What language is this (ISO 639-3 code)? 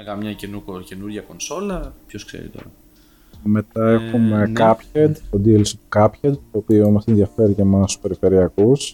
ell